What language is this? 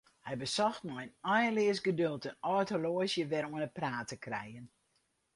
Western Frisian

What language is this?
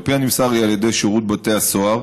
Hebrew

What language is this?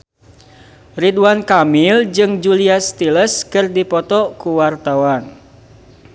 Sundanese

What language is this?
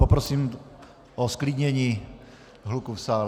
Czech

